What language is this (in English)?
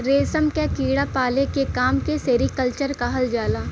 Bhojpuri